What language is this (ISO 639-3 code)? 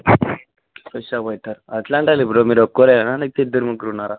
tel